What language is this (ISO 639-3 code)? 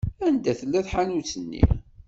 kab